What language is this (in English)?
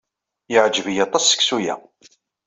Kabyle